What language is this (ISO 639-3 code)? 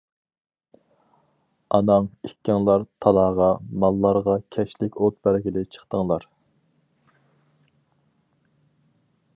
uig